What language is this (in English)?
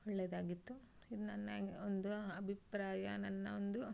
Kannada